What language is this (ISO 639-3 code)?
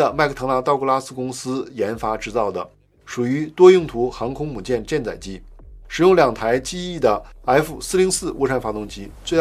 zho